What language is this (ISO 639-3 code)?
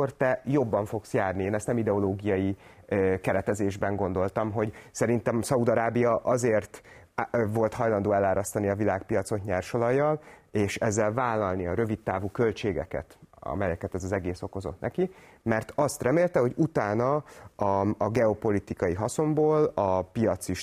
hun